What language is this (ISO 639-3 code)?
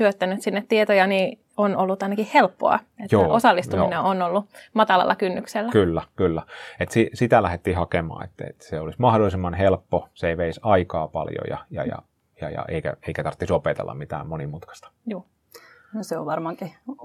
fin